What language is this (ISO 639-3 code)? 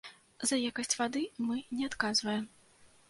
bel